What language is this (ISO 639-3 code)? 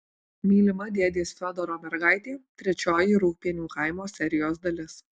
lit